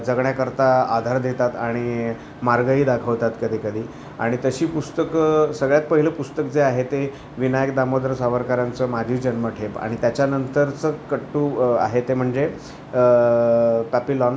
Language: Marathi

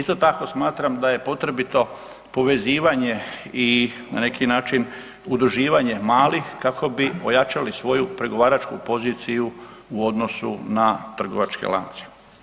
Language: Croatian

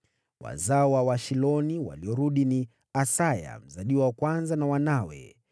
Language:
Swahili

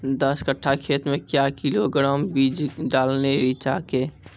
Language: Maithili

